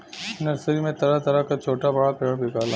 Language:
Bhojpuri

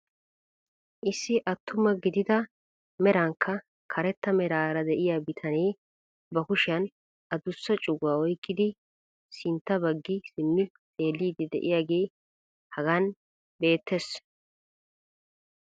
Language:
Wolaytta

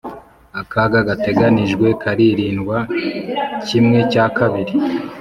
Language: Kinyarwanda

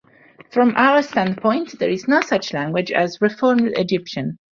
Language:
English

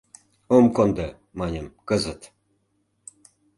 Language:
Mari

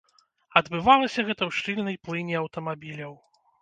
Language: Belarusian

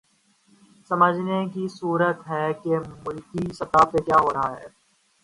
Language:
Urdu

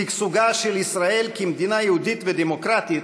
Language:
Hebrew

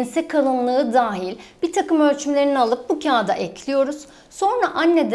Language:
Turkish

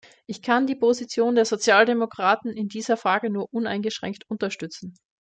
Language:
German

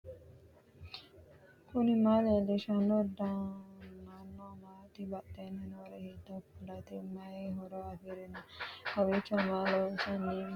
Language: Sidamo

